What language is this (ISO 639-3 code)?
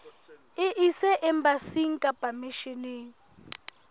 sot